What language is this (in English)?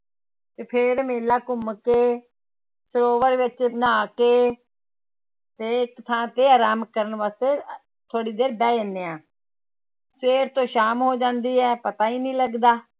Punjabi